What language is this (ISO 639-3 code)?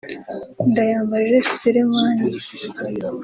kin